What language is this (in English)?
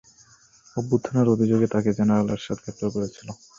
Bangla